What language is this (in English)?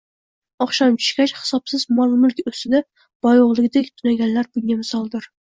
Uzbek